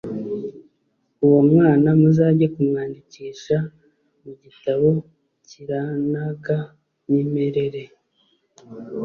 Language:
Kinyarwanda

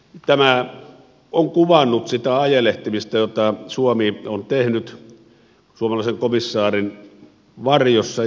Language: Finnish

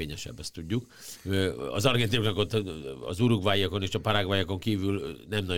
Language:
Hungarian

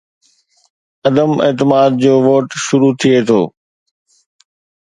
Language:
Sindhi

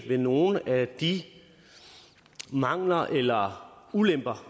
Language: Danish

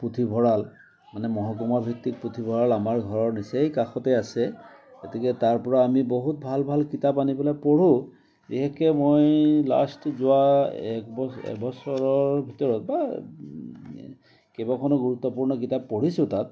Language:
Assamese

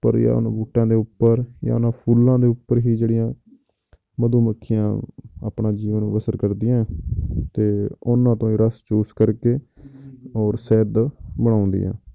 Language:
Punjabi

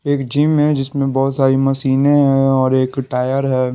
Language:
Hindi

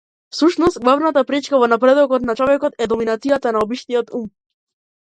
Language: Macedonian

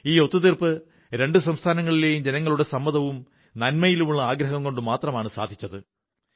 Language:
Malayalam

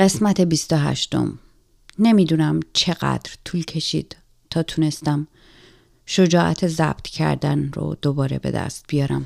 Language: Persian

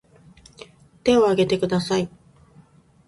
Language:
Japanese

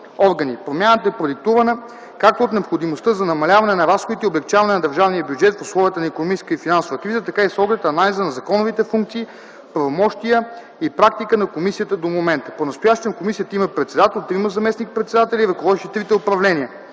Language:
Bulgarian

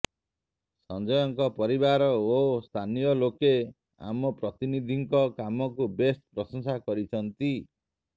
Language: Odia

